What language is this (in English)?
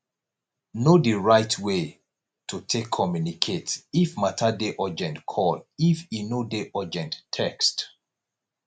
Nigerian Pidgin